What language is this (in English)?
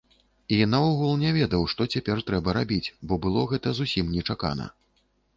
Belarusian